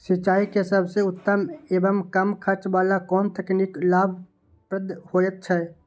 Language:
Maithili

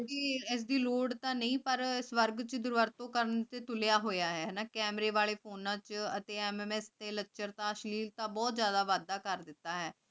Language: Punjabi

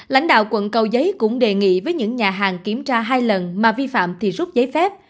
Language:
Vietnamese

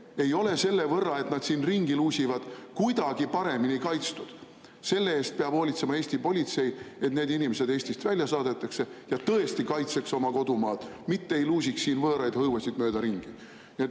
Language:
Estonian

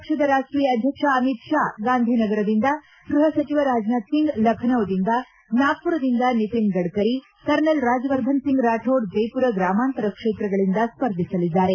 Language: Kannada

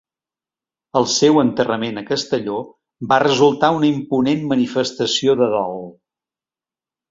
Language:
Catalan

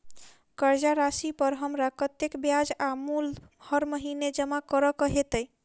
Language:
Maithili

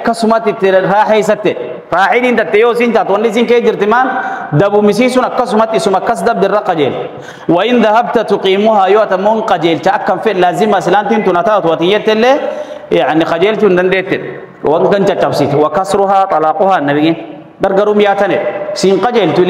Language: Arabic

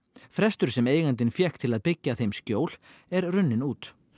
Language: Icelandic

